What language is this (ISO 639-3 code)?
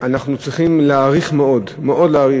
heb